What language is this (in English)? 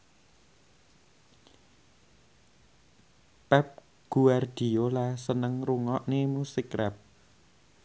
Javanese